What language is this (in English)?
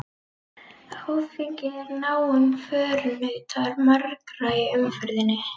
Icelandic